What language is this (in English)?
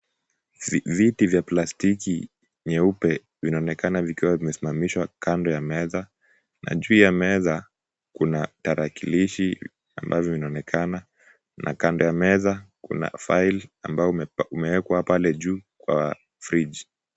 Swahili